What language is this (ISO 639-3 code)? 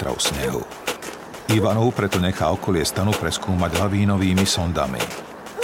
slk